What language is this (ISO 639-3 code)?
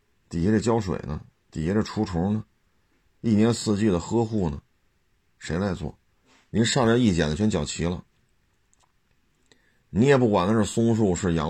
zho